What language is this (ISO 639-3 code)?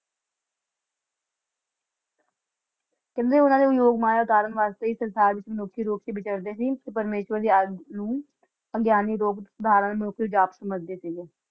pan